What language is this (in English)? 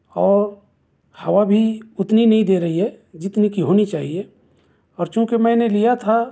Urdu